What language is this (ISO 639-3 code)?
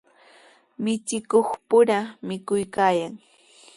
qws